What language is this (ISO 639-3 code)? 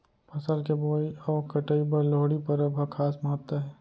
hne